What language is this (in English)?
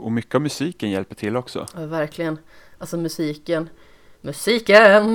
Swedish